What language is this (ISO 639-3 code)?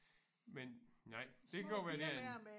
dan